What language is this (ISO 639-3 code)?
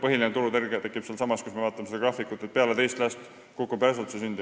est